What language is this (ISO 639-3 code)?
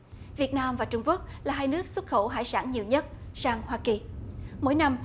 vie